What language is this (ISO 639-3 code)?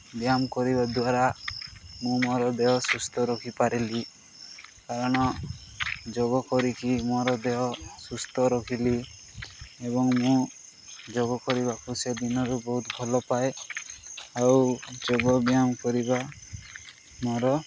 ori